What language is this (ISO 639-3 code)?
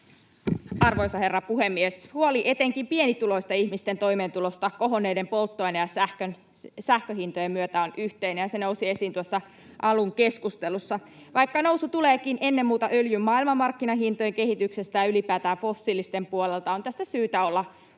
fin